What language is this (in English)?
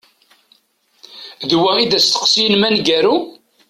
Kabyle